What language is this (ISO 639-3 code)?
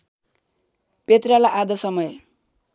nep